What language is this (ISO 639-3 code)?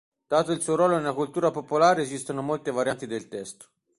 ita